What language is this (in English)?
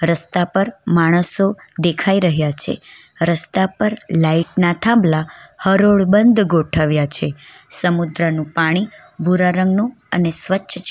Gujarati